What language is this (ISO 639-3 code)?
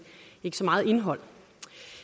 dan